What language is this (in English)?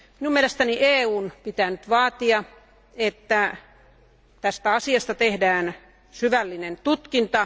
Finnish